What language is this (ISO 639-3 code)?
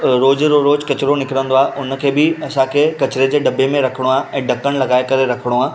snd